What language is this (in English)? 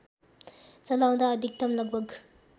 Nepali